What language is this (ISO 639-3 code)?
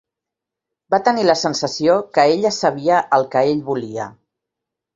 cat